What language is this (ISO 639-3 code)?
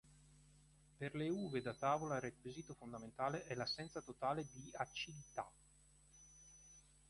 ita